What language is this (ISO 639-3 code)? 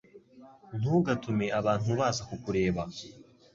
kin